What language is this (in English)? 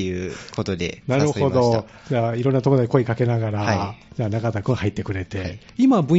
Japanese